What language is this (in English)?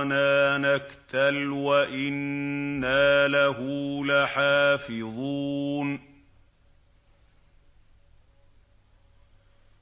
Arabic